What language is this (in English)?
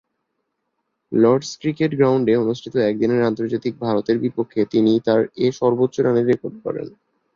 Bangla